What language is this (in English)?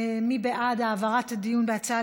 Hebrew